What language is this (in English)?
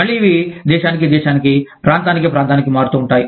Telugu